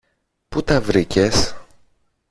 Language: Greek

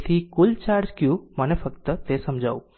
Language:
Gujarati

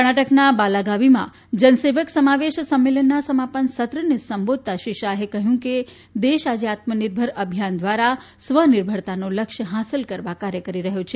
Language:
Gujarati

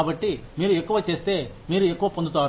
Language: Telugu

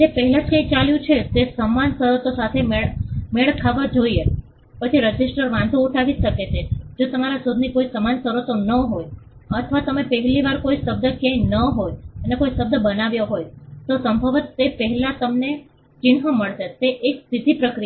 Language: Gujarati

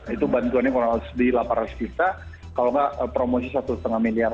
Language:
Indonesian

